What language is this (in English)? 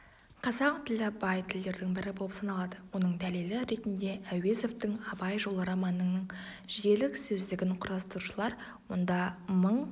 Kazakh